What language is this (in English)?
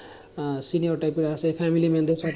Bangla